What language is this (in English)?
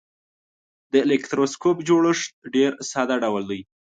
Pashto